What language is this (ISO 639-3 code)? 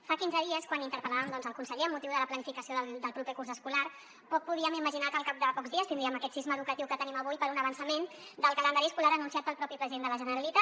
cat